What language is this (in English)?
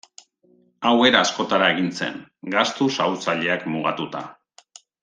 Basque